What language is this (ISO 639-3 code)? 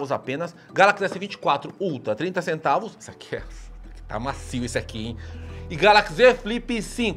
por